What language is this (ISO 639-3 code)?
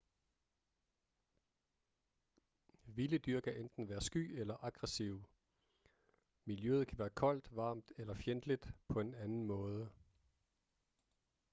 dan